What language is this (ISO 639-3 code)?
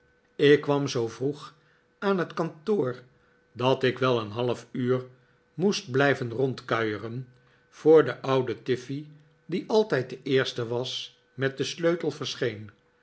nld